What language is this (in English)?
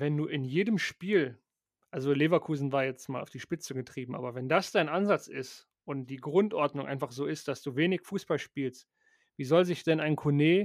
German